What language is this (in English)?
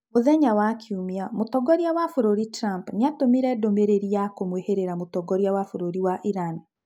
Kikuyu